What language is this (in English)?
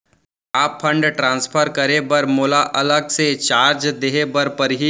Chhattisgarhi